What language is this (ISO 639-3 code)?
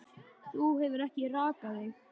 isl